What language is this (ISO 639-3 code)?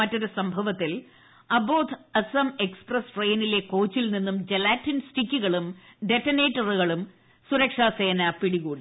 mal